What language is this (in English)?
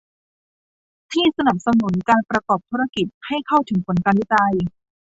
Thai